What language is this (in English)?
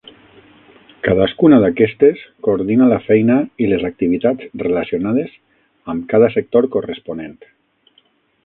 Catalan